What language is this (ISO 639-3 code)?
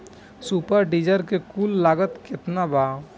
bho